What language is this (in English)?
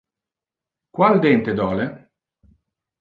Interlingua